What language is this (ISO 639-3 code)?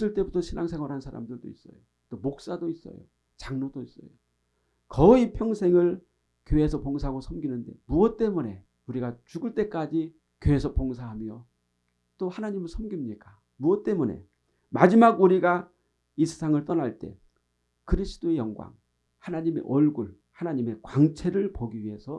kor